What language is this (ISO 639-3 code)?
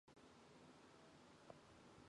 mon